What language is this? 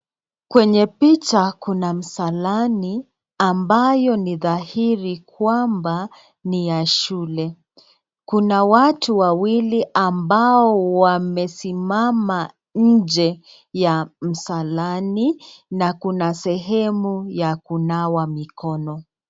Swahili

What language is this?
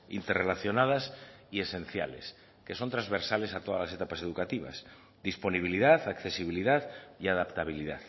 Spanish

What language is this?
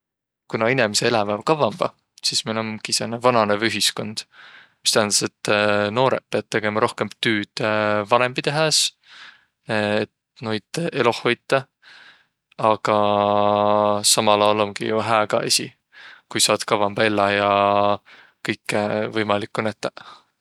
Võro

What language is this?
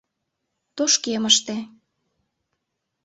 Mari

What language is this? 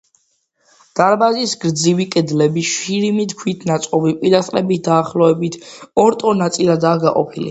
Georgian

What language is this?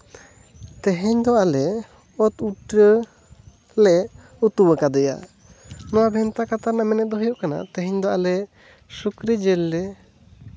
Santali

